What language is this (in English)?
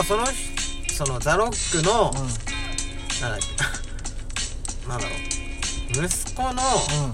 Japanese